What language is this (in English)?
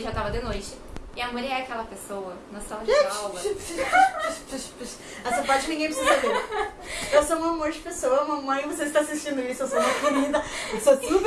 Portuguese